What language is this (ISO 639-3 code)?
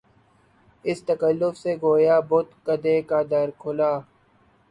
urd